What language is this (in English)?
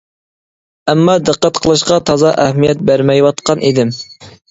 Uyghur